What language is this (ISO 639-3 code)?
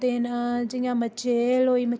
doi